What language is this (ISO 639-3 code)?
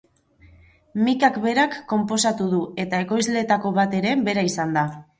eus